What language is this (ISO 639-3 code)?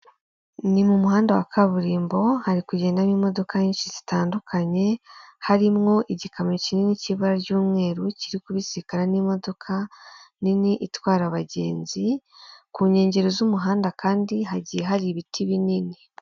kin